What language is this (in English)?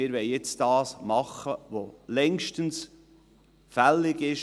Swiss German